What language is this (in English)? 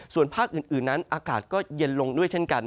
Thai